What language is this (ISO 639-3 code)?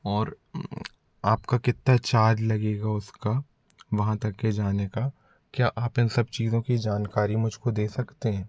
hin